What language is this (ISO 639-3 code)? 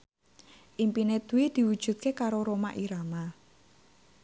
jav